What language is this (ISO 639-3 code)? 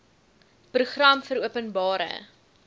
afr